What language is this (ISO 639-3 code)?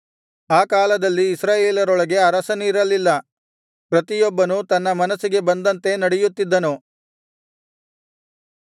kan